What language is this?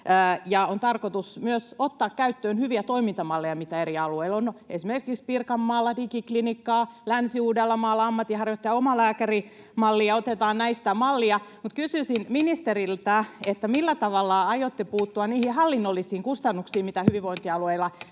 Finnish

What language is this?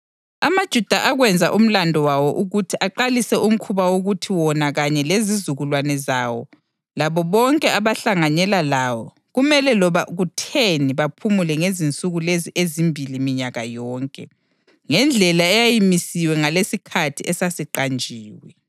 North Ndebele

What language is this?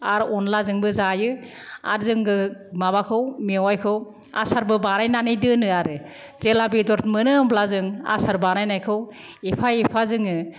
Bodo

